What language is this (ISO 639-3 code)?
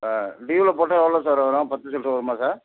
tam